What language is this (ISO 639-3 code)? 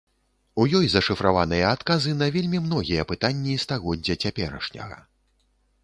bel